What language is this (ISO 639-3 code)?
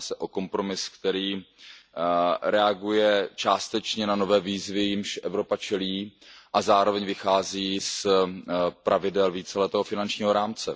ces